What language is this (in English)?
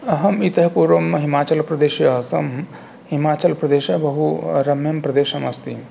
Sanskrit